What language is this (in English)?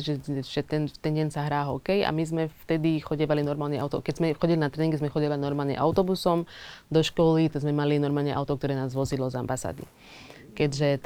Slovak